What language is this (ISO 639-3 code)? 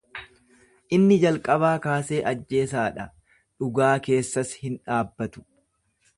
orm